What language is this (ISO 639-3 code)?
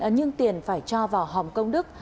vie